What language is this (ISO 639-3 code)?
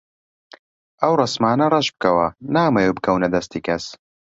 ckb